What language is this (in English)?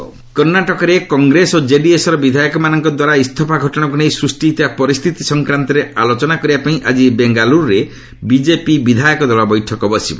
Odia